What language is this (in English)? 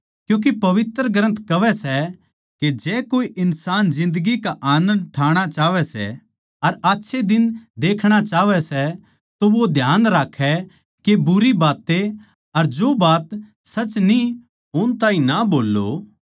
Haryanvi